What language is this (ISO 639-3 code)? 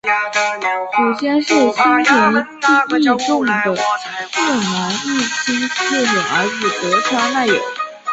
zho